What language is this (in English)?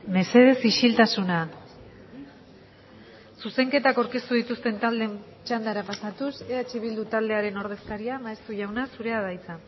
Basque